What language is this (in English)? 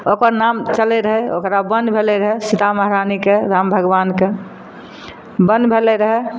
Maithili